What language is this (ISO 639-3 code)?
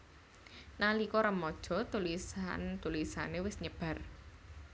jav